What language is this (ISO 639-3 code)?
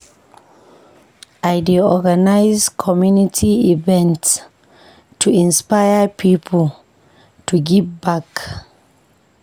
pcm